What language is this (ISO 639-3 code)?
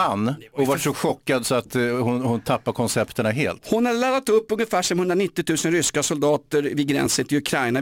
swe